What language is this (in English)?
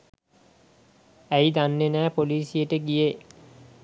Sinhala